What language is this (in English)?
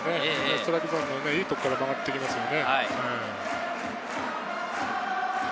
Japanese